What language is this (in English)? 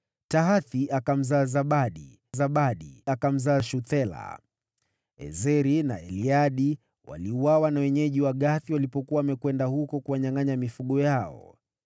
Swahili